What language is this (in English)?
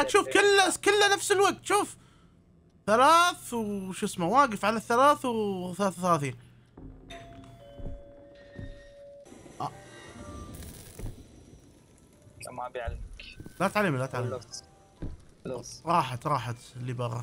Arabic